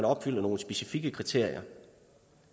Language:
Danish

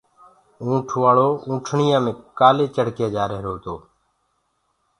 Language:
Gurgula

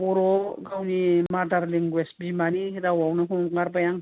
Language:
Bodo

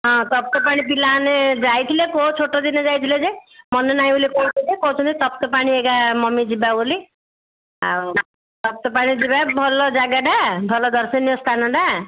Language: Odia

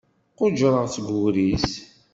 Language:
Kabyle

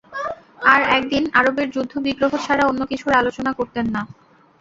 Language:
Bangla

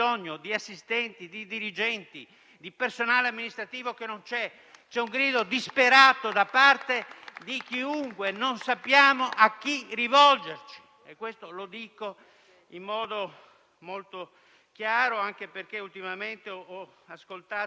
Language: Italian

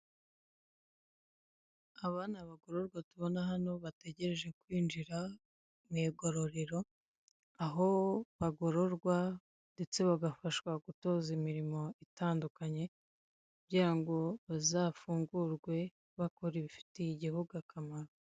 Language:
Kinyarwanda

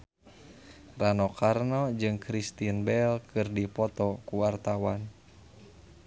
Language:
Sundanese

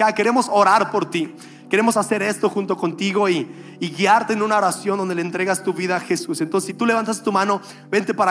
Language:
Spanish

